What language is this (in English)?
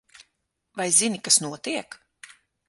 Latvian